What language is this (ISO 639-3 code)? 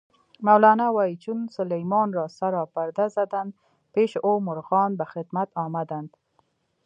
pus